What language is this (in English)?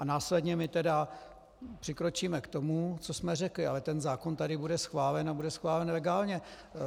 Czech